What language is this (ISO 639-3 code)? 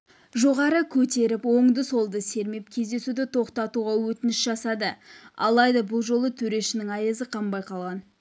kaz